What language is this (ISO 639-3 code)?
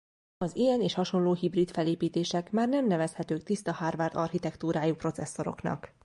hun